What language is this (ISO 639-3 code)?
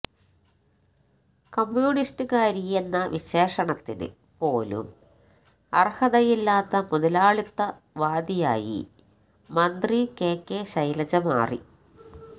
mal